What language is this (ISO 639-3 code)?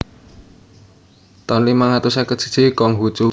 jav